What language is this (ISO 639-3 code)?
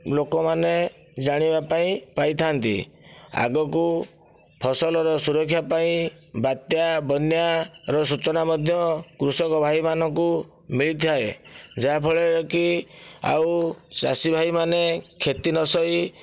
ori